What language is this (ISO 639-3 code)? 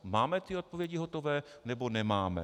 ces